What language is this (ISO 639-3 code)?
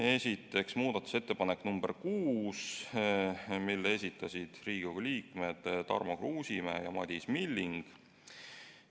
est